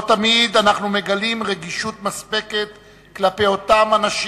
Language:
Hebrew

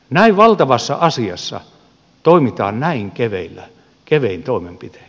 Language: Finnish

